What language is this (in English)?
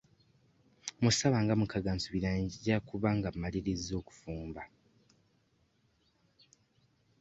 Ganda